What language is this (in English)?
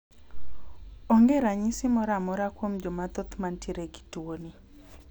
Luo (Kenya and Tanzania)